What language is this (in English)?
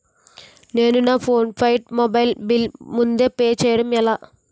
Telugu